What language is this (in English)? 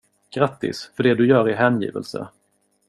Swedish